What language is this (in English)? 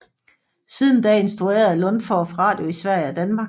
Danish